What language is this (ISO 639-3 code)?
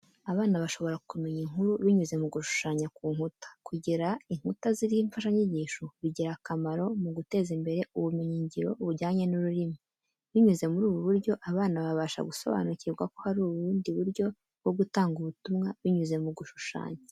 kin